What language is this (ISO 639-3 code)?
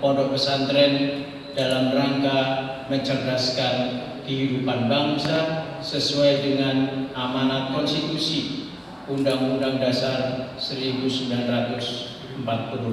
ind